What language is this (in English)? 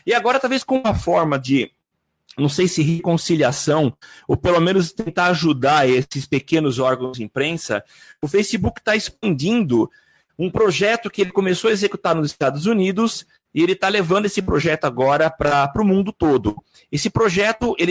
Portuguese